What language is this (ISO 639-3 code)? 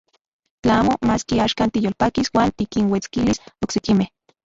ncx